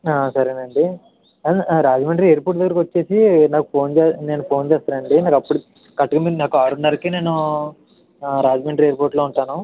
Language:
Telugu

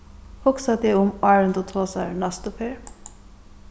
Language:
Faroese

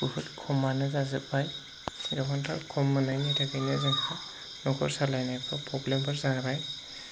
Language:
Bodo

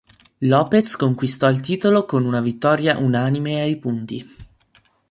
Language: Italian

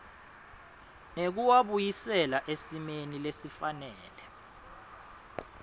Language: Swati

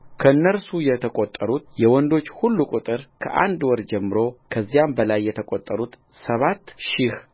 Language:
Amharic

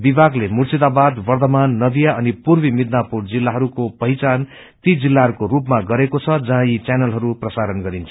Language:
Nepali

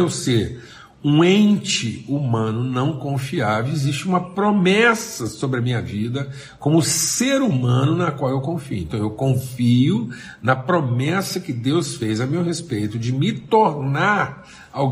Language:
Portuguese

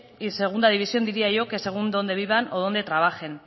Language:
Spanish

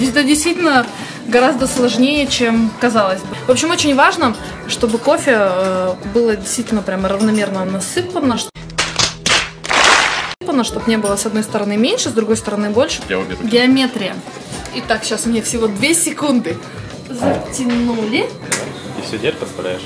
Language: Russian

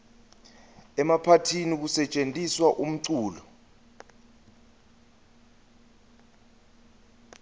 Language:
Swati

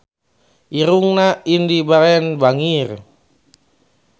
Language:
Sundanese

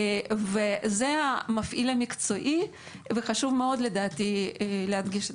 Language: Hebrew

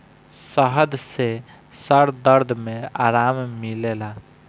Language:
Bhojpuri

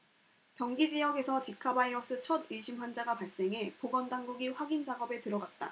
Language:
Korean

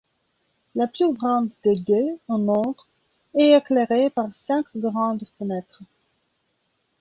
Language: French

